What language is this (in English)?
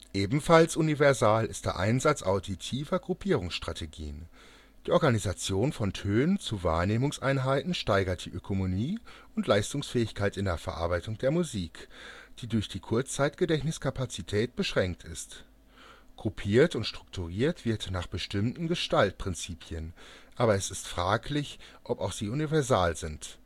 German